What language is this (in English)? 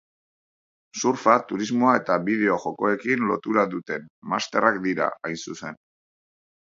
Basque